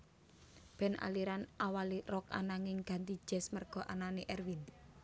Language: Javanese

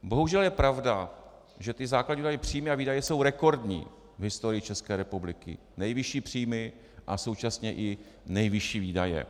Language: Czech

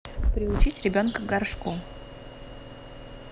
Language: Russian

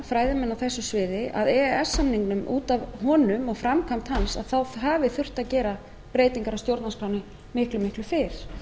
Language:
Icelandic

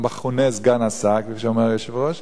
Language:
Hebrew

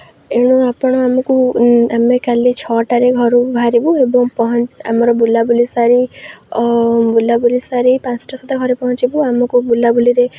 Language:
Odia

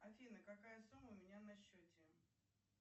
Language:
Russian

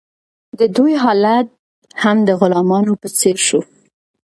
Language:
Pashto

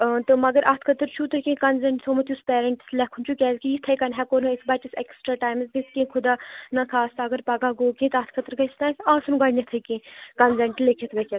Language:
Kashmiri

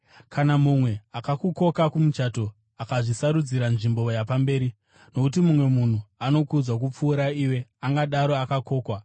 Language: Shona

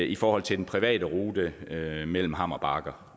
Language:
Danish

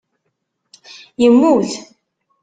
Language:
Kabyle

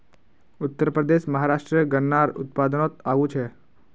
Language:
Magahi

